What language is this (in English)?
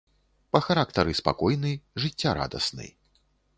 Belarusian